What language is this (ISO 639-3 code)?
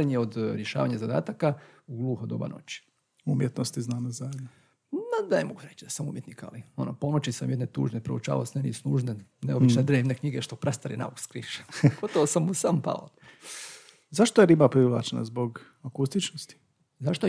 hrv